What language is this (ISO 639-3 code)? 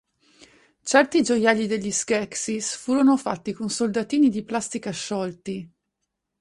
ita